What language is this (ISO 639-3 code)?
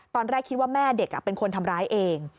tha